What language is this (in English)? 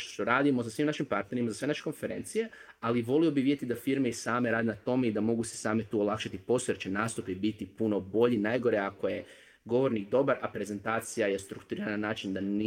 Croatian